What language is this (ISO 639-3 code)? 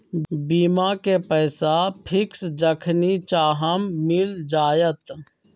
mag